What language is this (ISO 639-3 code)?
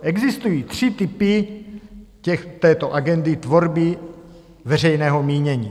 ces